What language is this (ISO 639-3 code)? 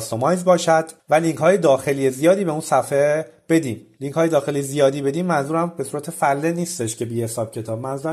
fas